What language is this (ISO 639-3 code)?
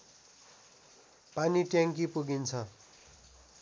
nep